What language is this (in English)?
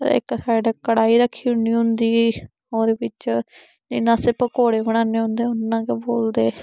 Dogri